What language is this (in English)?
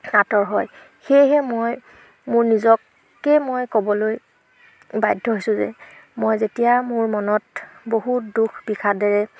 Assamese